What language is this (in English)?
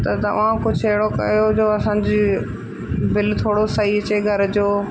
Sindhi